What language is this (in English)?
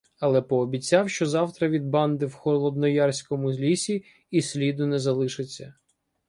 Ukrainian